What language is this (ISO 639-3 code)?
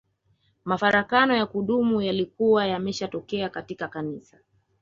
swa